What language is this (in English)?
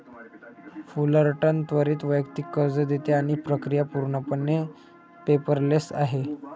Marathi